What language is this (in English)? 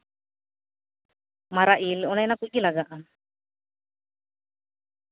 Santali